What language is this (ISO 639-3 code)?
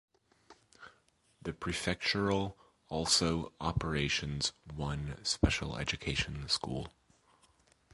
eng